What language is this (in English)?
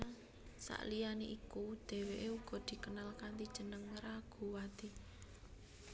Javanese